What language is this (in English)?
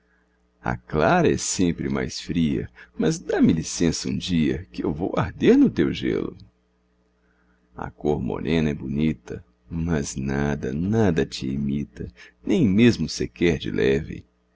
Portuguese